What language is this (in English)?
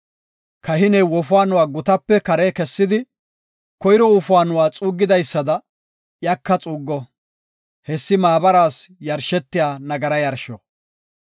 Gofa